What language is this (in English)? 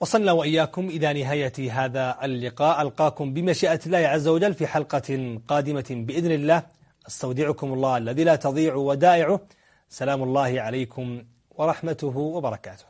Arabic